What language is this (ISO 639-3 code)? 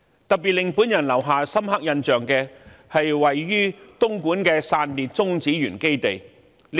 yue